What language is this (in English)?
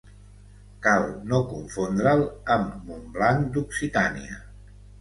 Catalan